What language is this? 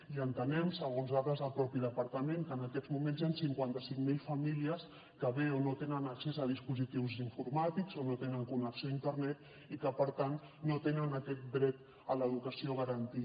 Catalan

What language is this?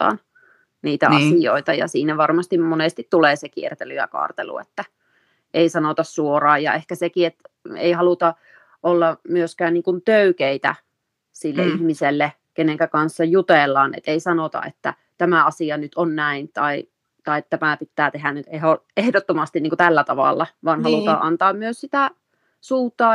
Finnish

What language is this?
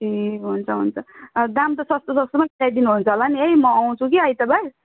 Nepali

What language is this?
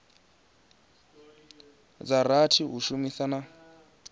Venda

